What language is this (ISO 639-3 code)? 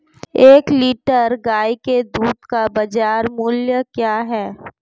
hin